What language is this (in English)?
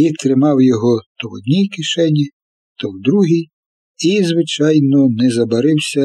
Ukrainian